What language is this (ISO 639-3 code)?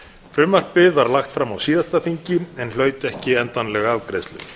isl